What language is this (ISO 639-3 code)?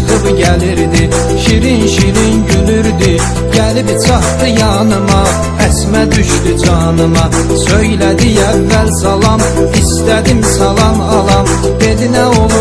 tur